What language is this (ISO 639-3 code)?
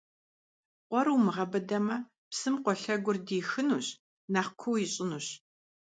kbd